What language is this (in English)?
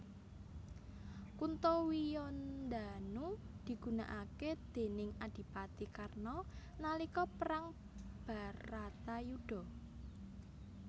Javanese